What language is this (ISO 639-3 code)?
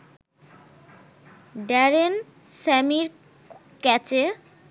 ben